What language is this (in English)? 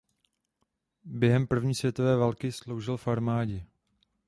Czech